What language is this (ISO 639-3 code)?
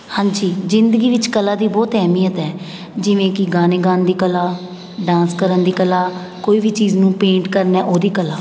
pan